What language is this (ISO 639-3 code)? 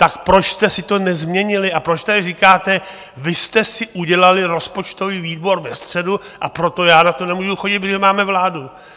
ces